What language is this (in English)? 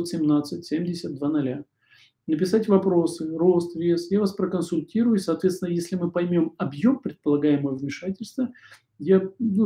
Russian